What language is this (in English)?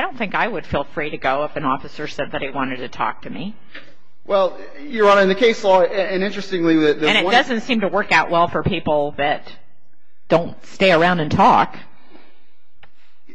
English